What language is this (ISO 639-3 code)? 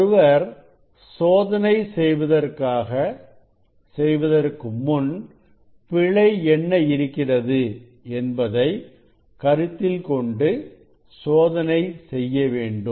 tam